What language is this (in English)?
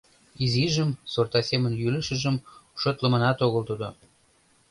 Mari